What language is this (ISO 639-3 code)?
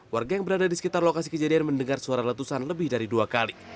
ind